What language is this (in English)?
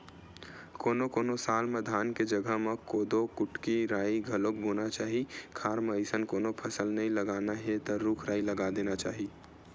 Chhattisgarhi